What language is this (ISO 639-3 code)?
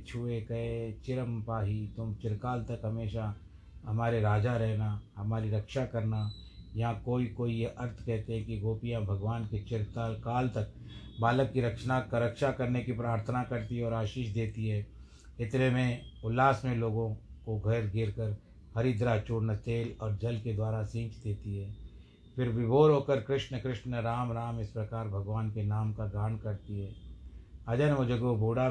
hin